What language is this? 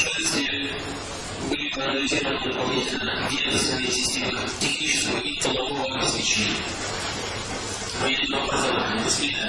Russian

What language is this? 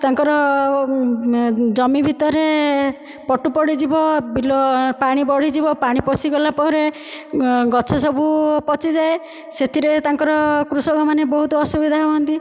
Odia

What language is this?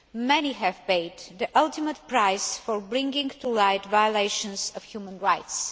English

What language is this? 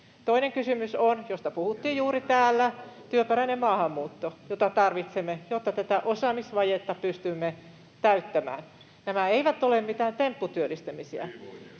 Finnish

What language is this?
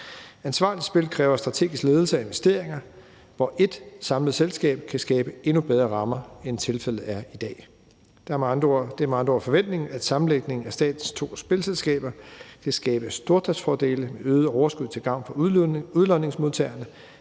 Danish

